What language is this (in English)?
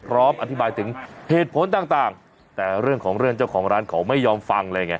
Thai